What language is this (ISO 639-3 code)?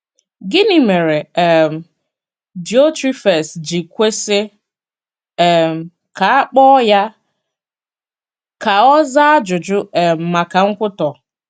ibo